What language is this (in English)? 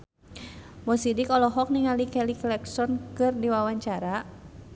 Sundanese